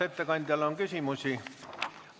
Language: Estonian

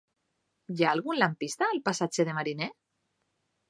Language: Catalan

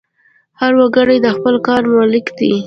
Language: Pashto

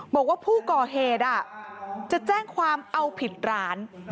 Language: Thai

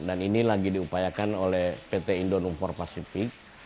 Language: Indonesian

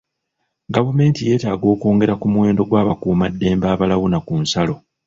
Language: Ganda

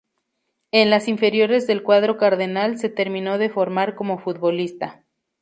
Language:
Spanish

